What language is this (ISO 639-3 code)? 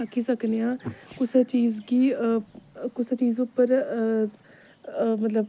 doi